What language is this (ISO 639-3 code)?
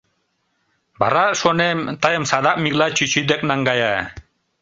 chm